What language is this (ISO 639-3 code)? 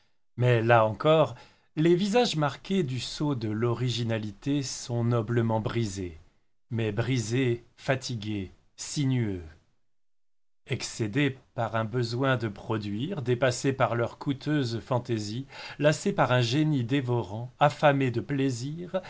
fra